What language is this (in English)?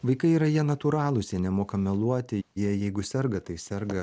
Lithuanian